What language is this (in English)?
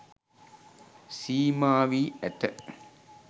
Sinhala